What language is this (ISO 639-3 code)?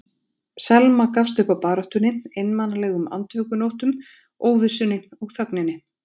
isl